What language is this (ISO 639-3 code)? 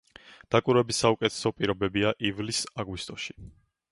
kat